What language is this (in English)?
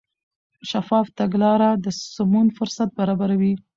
Pashto